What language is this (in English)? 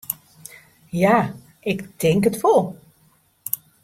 Western Frisian